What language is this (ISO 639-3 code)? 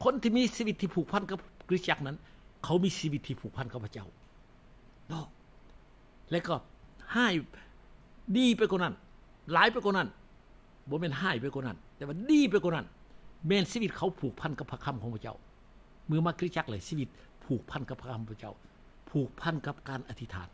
tha